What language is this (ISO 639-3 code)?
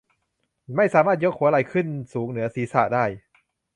tha